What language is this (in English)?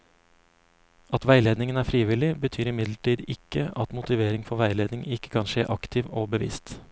Norwegian